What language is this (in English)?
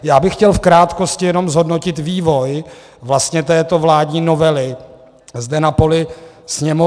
Czech